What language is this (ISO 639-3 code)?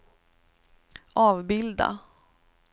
swe